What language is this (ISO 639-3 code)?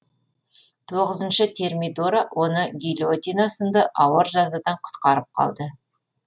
kaz